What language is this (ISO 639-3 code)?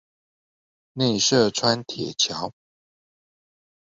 zho